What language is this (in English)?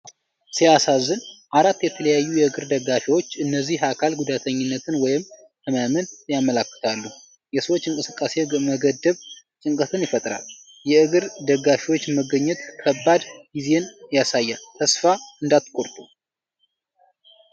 Amharic